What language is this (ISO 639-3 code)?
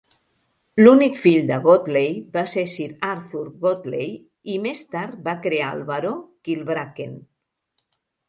cat